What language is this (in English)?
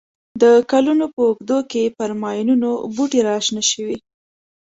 Pashto